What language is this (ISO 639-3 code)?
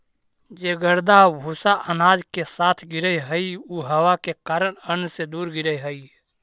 mag